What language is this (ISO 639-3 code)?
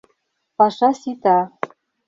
chm